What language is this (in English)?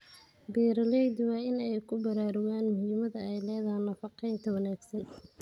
Somali